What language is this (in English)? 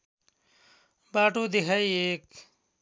Nepali